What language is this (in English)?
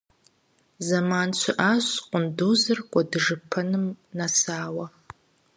Kabardian